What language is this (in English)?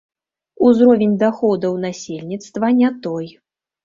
Belarusian